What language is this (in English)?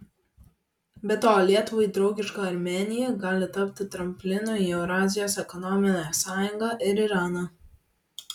Lithuanian